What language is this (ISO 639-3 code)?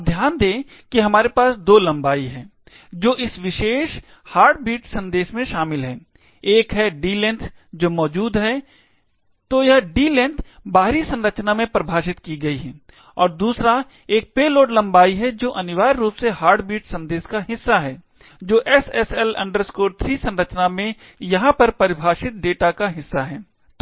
hin